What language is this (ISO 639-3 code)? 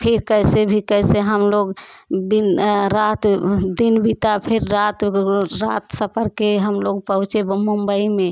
hin